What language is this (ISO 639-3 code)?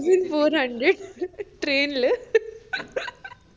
mal